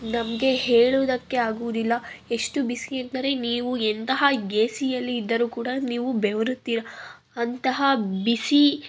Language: Kannada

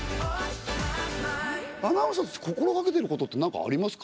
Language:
Japanese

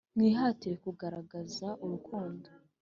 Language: Kinyarwanda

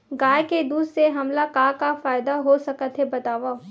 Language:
Chhattisgarhi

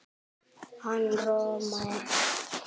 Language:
Icelandic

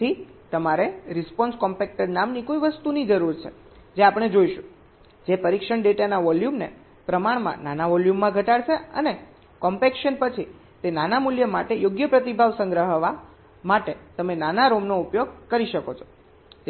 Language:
Gujarati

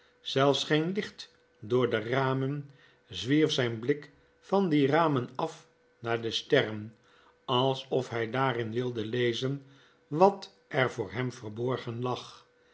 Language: Dutch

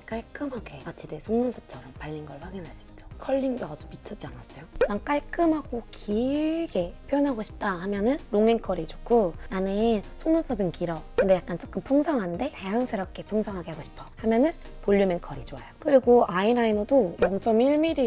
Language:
Korean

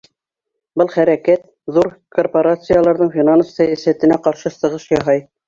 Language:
Bashkir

